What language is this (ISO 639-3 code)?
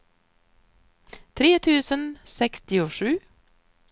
swe